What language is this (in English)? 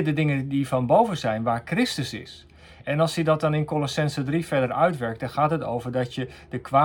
Dutch